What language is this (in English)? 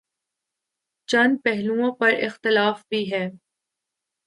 Urdu